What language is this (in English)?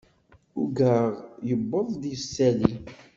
Kabyle